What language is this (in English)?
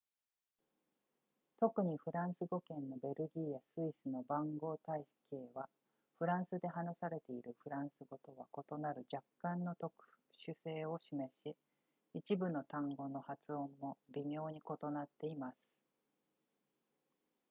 Japanese